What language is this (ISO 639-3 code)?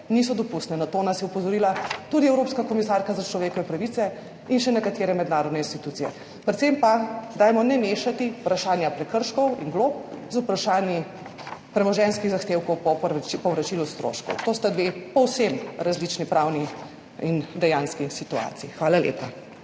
slv